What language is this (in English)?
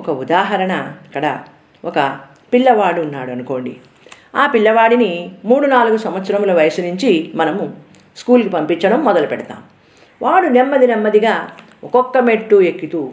Telugu